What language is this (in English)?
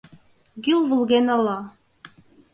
Mari